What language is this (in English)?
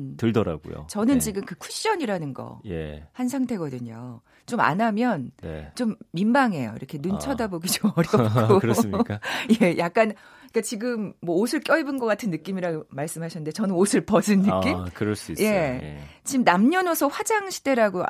Korean